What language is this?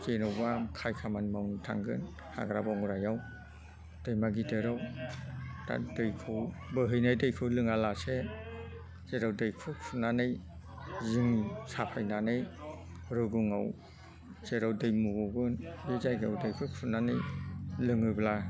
Bodo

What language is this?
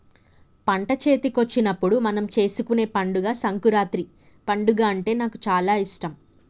Telugu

